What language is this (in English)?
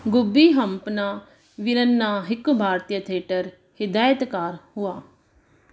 Sindhi